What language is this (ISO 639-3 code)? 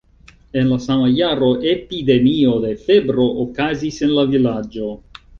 epo